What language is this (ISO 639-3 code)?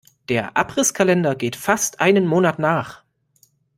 deu